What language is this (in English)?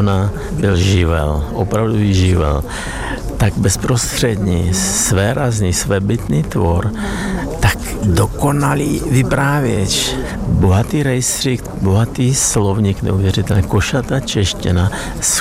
Czech